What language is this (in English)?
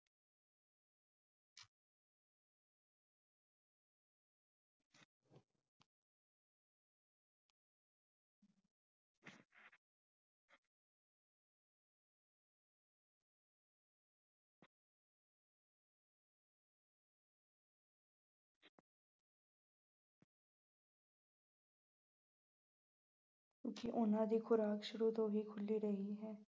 Punjabi